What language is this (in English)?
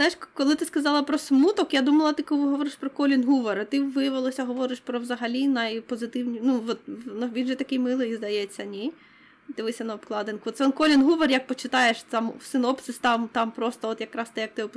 Ukrainian